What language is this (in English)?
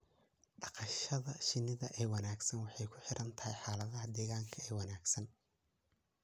Somali